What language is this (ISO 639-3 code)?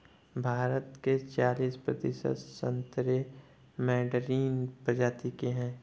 hin